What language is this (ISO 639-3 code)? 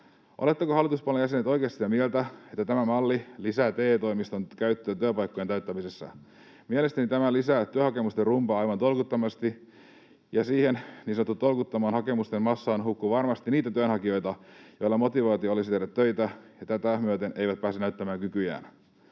fin